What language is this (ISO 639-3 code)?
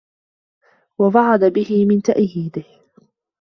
ara